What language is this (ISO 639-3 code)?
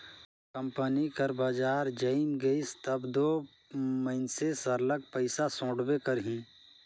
hne